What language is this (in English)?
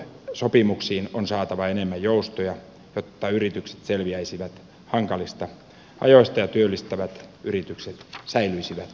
Finnish